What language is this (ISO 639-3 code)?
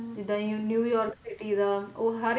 pan